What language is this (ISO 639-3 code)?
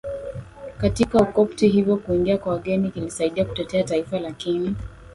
swa